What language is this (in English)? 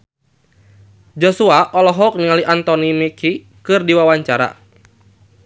Sundanese